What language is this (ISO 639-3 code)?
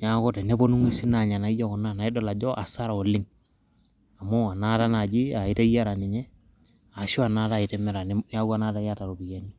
mas